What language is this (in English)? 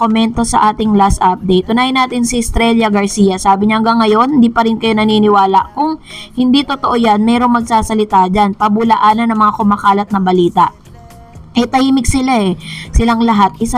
Filipino